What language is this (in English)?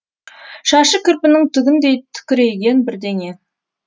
Kazakh